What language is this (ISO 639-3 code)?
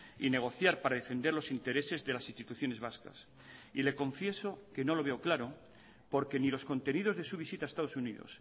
spa